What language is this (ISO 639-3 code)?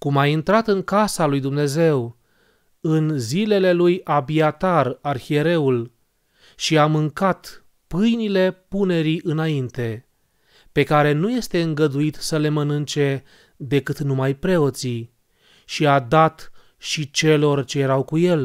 ron